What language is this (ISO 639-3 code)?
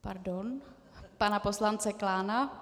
ces